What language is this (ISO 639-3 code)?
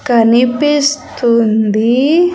tel